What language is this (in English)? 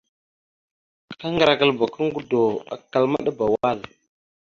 Mada (Cameroon)